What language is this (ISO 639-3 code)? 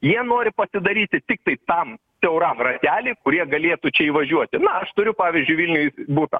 lit